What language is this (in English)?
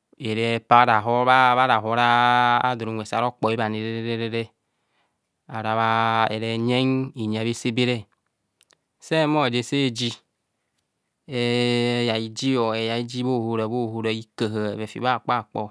Kohumono